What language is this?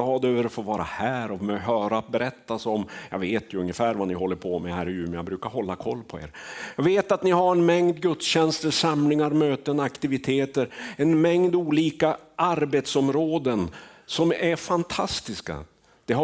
Swedish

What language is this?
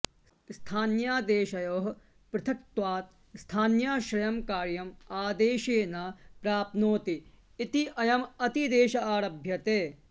Sanskrit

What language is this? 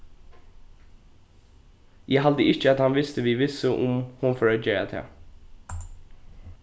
Faroese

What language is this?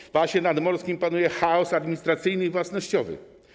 Polish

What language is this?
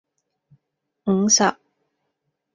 Cantonese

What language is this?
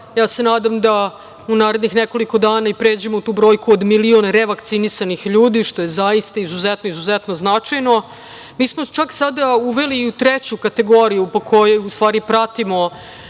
Serbian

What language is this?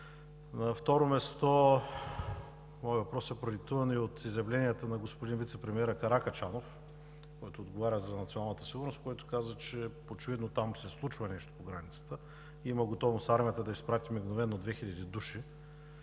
Bulgarian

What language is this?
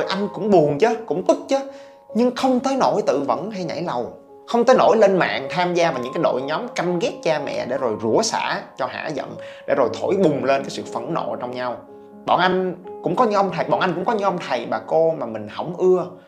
Vietnamese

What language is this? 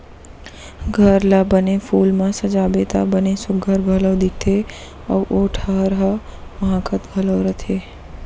Chhattisgarhi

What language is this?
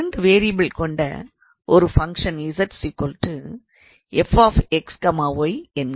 Tamil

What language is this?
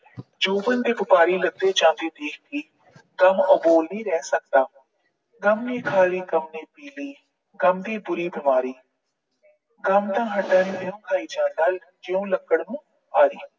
Punjabi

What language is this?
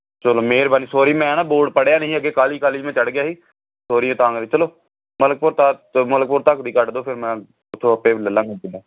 Punjabi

